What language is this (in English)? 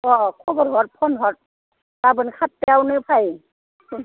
Bodo